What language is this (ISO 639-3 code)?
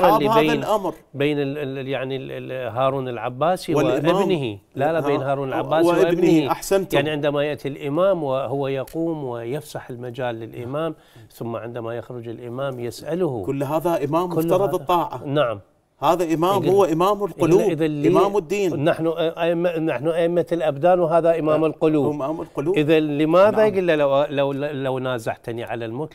ara